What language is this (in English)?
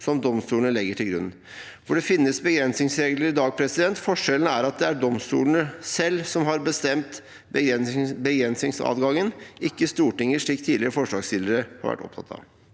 Norwegian